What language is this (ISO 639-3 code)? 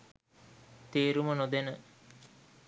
sin